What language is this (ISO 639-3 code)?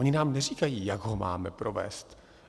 ces